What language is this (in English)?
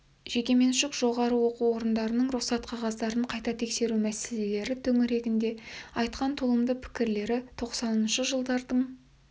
Kazakh